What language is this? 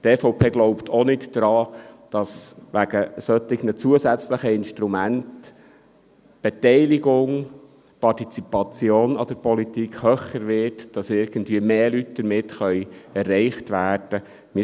Swiss German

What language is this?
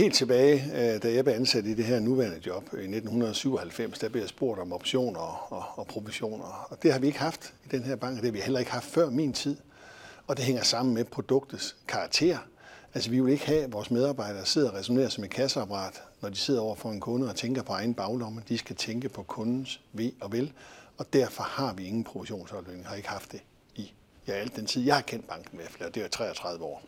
Danish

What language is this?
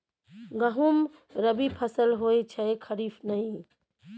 Maithili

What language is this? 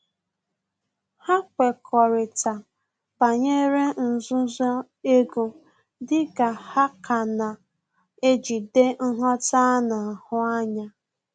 Igbo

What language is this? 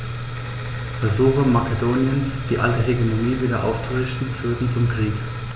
German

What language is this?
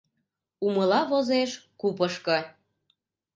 Mari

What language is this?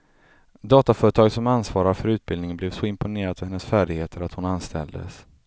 Swedish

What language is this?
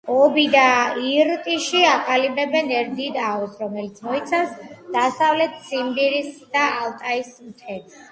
Georgian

